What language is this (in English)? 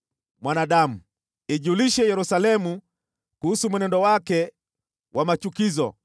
Swahili